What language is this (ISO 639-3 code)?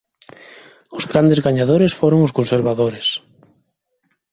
glg